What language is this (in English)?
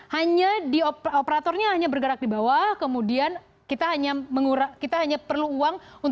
Indonesian